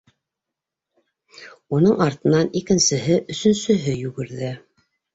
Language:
Bashkir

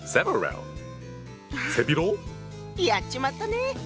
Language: Japanese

